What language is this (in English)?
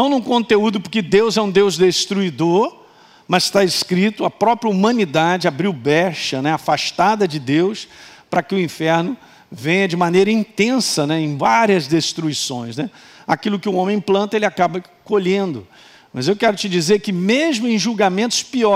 Portuguese